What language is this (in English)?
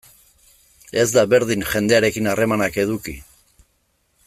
Basque